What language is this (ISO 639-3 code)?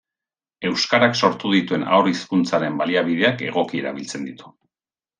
eus